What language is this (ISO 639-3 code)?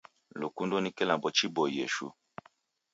dav